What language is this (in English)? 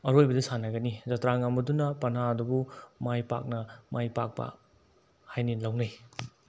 Manipuri